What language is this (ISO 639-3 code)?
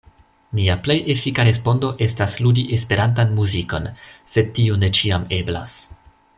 epo